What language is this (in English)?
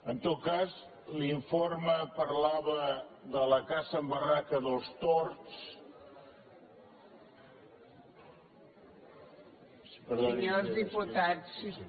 Catalan